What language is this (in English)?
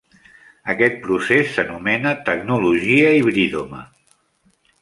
Catalan